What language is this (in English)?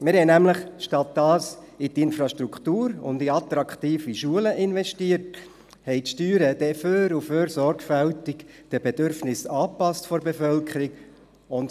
Swiss German